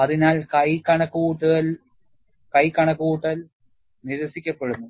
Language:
Malayalam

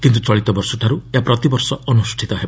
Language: Odia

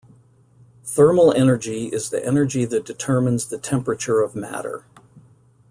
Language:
English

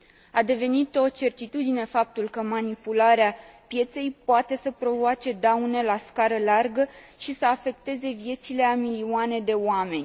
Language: Romanian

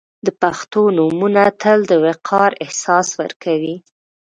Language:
Pashto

